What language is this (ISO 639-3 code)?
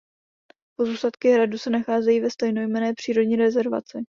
ces